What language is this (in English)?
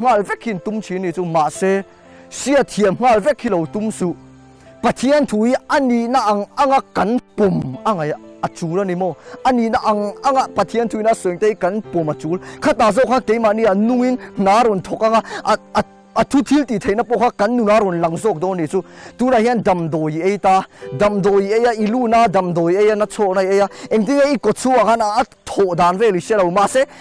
Thai